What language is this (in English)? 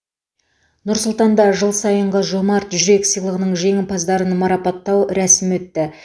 Kazakh